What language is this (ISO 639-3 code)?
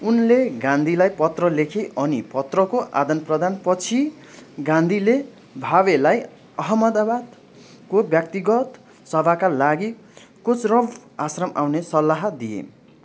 nep